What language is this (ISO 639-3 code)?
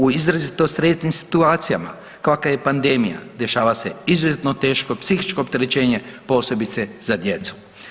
hrv